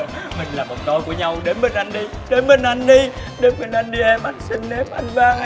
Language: Vietnamese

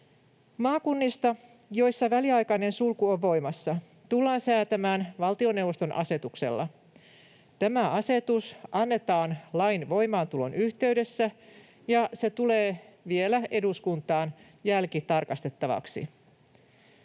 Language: Finnish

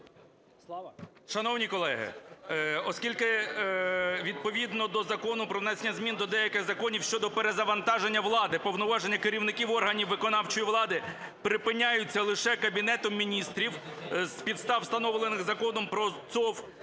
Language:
Ukrainian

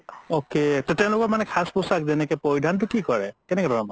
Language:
Assamese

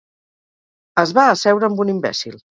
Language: Catalan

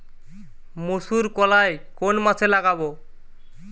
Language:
Bangla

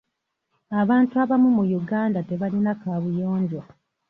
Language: Ganda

